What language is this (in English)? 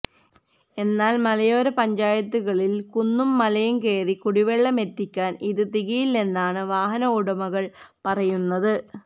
Malayalam